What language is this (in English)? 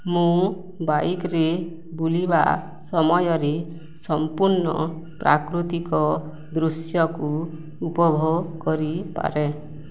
Odia